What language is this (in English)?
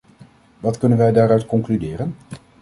Dutch